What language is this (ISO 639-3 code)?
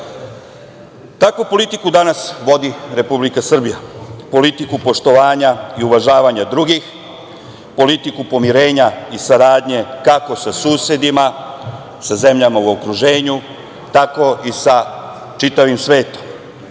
srp